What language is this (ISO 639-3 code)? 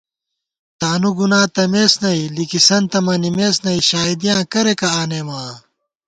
gwt